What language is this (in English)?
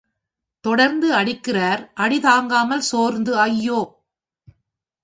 Tamil